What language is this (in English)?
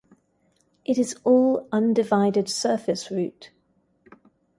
English